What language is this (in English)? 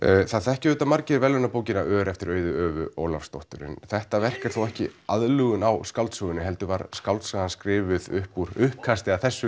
Icelandic